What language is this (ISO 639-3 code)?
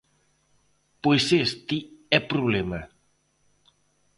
glg